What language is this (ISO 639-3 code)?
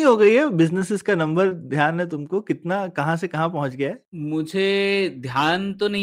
hin